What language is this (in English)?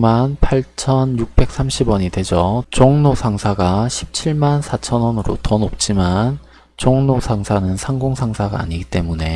Korean